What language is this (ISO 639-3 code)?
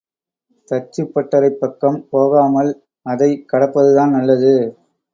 tam